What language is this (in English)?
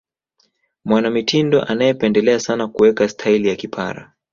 Swahili